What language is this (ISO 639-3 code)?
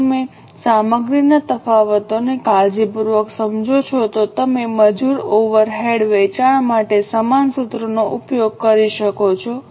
guj